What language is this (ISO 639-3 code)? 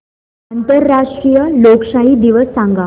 mar